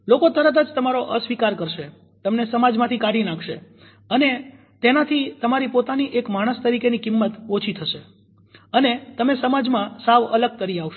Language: Gujarati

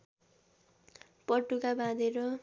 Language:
Nepali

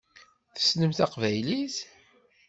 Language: Kabyle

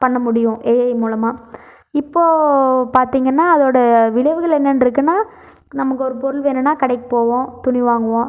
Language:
Tamil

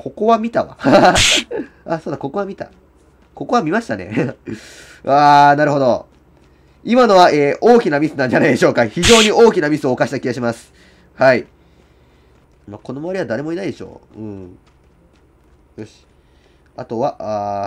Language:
Japanese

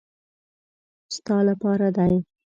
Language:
Pashto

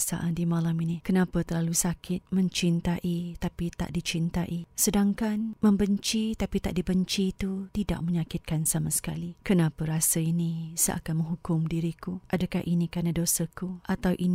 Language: Malay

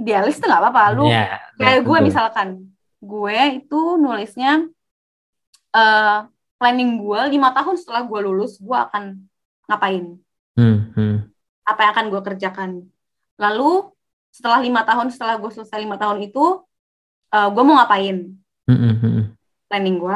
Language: Indonesian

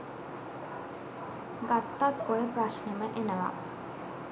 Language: Sinhala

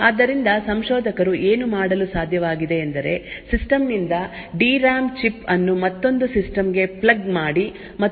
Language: Kannada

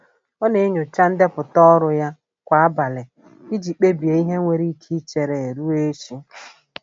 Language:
Igbo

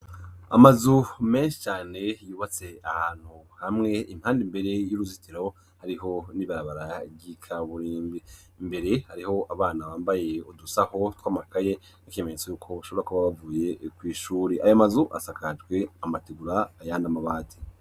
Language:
Rundi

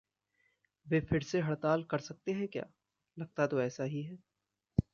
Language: Hindi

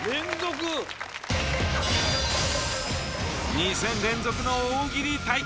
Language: Japanese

